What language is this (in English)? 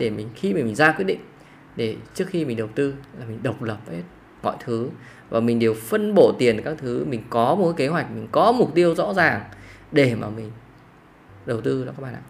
Vietnamese